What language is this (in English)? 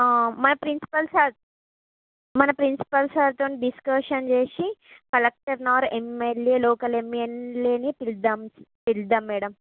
Telugu